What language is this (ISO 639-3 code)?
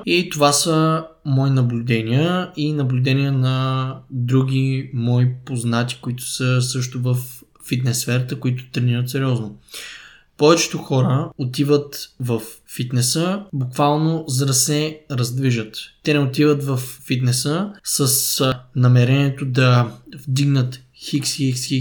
bul